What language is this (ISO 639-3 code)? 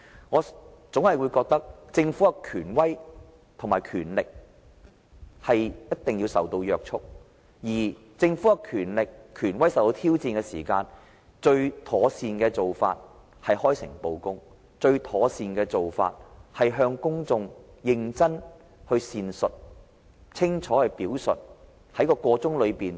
yue